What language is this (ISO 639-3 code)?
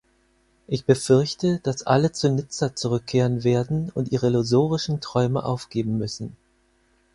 deu